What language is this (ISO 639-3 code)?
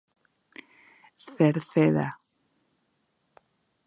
glg